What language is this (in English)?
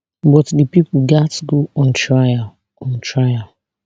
Nigerian Pidgin